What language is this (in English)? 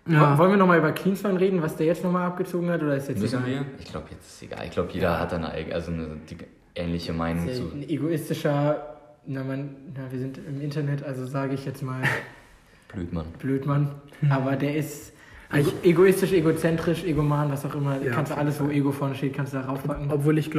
German